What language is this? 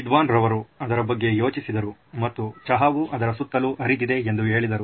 Kannada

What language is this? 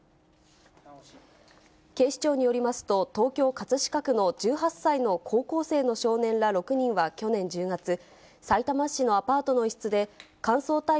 Japanese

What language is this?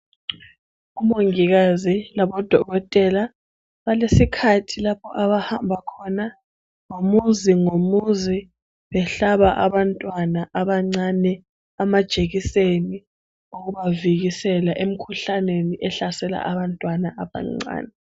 North Ndebele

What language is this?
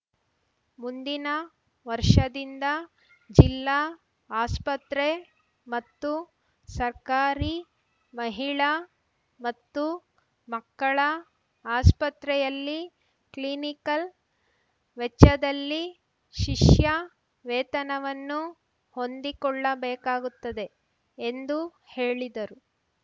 Kannada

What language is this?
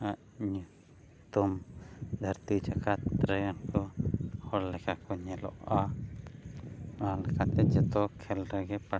Santali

